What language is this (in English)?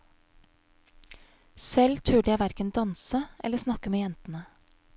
Norwegian